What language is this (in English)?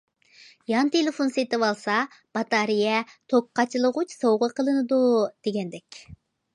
Uyghur